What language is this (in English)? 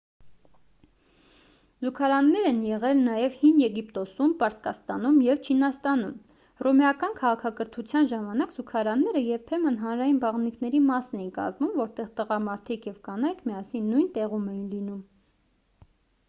Armenian